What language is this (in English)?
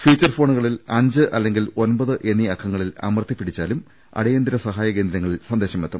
Malayalam